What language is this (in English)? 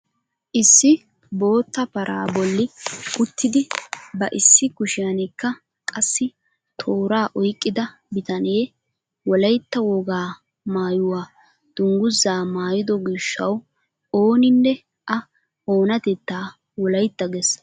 Wolaytta